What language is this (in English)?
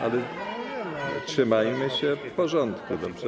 Polish